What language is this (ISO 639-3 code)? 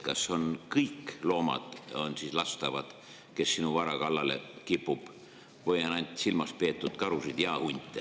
est